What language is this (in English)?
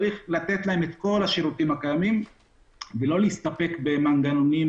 Hebrew